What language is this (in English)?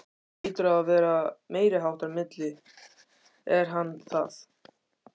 Icelandic